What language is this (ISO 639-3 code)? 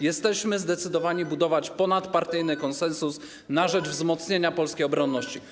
pol